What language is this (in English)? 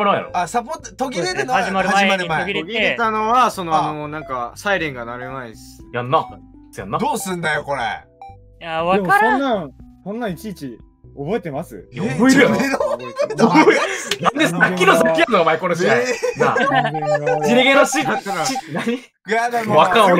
Japanese